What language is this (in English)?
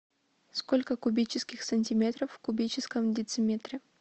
Russian